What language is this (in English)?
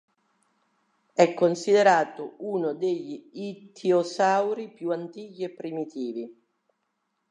Italian